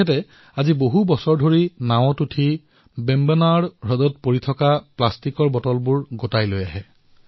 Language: Assamese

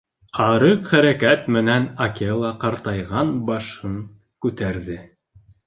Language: Bashkir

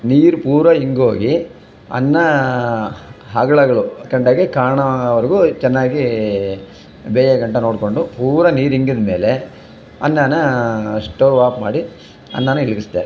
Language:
Kannada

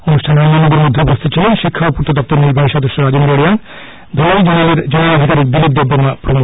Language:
Bangla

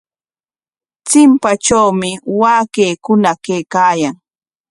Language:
Corongo Ancash Quechua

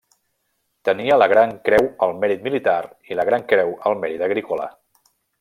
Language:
Catalan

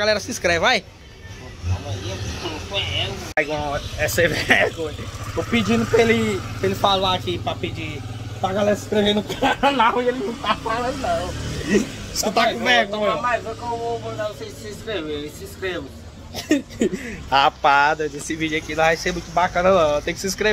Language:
Portuguese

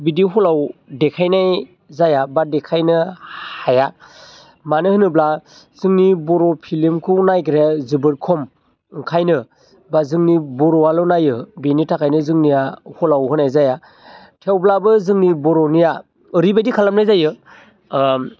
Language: Bodo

